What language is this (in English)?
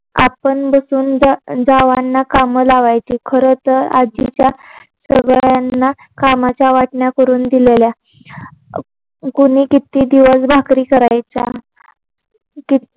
Marathi